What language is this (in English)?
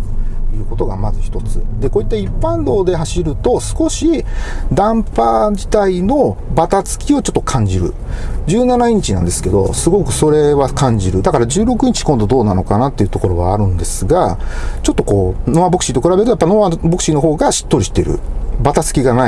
Japanese